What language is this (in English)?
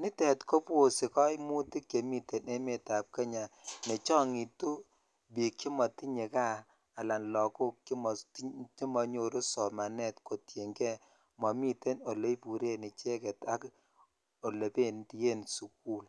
Kalenjin